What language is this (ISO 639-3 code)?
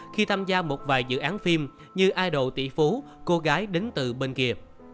vie